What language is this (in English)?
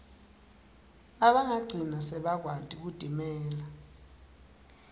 Swati